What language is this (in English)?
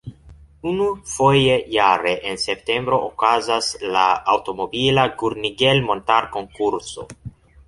Esperanto